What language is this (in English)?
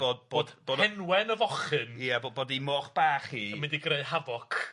Welsh